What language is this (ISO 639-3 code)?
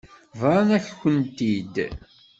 kab